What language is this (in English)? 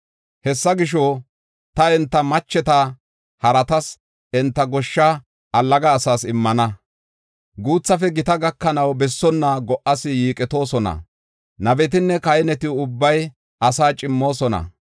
Gofa